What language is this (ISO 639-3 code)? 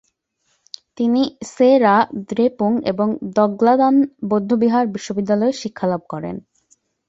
ben